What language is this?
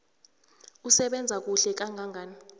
South Ndebele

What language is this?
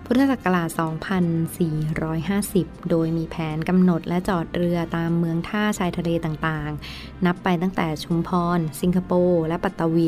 Thai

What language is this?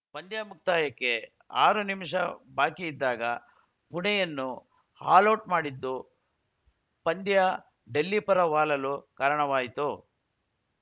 Kannada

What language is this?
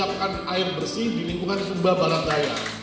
Indonesian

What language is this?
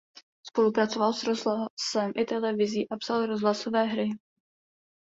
Czech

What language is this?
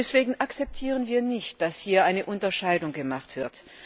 German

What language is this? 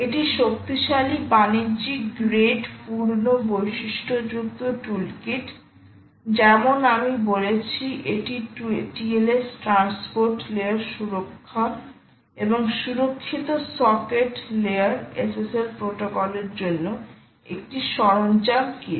Bangla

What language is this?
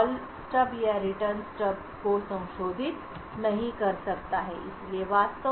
Hindi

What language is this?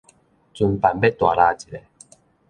Min Nan Chinese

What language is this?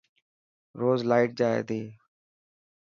Dhatki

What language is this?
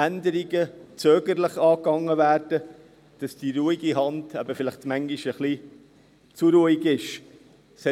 Swiss German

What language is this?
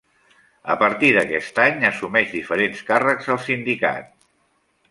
Catalan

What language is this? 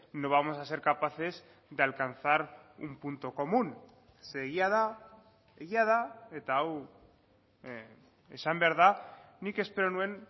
Basque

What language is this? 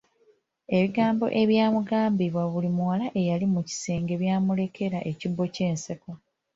Ganda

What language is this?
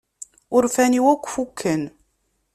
Kabyle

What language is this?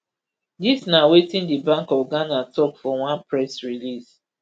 Nigerian Pidgin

